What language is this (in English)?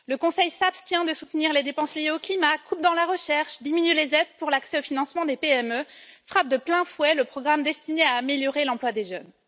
French